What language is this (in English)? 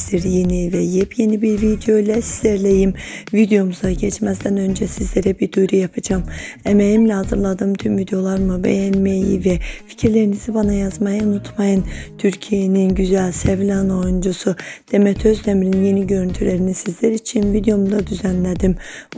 Turkish